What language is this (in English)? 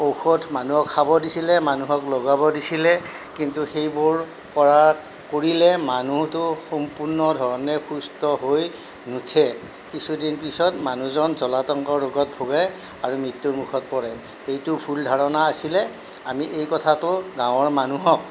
Assamese